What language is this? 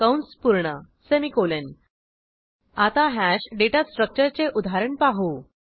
Marathi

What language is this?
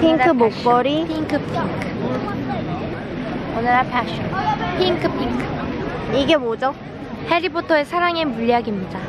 Korean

